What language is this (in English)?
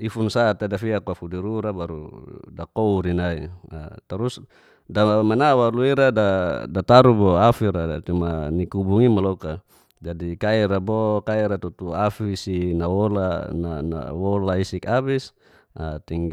Geser-Gorom